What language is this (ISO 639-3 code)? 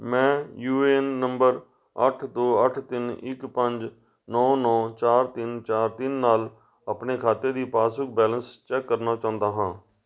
pan